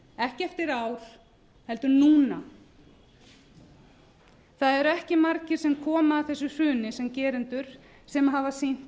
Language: Icelandic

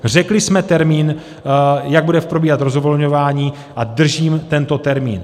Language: Czech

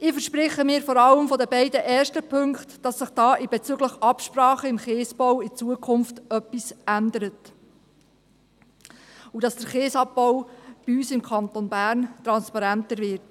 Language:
Swiss German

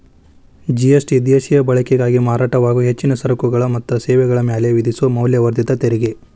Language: Kannada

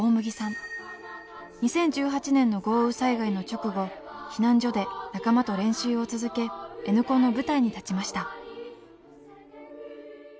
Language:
Japanese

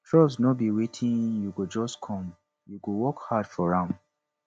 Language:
Nigerian Pidgin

